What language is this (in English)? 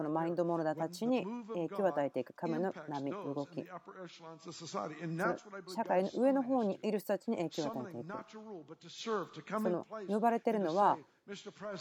Japanese